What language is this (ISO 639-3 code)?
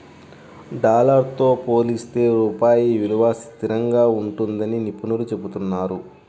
tel